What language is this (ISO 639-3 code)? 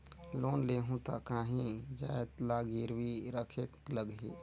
hne